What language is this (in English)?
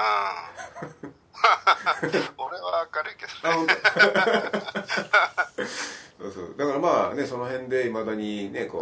Japanese